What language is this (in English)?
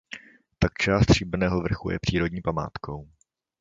Czech